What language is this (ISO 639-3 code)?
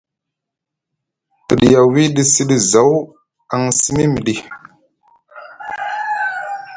mug